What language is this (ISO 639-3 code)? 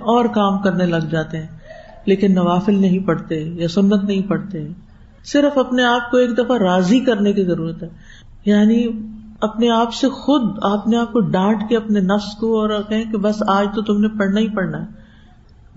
urd